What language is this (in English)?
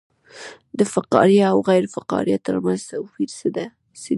Pashto